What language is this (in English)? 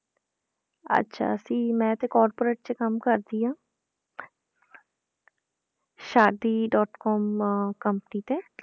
Punjabi